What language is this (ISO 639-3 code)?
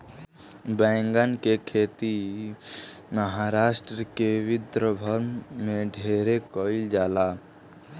bho